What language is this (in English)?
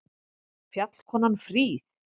Icelandic